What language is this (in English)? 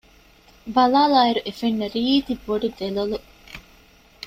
Divehi